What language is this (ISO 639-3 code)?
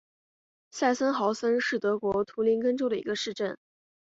zho